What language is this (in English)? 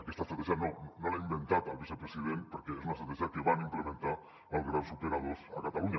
Catalan